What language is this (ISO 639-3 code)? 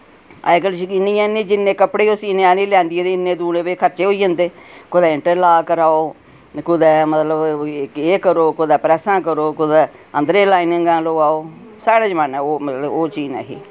doi